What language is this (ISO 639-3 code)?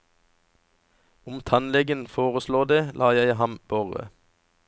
nor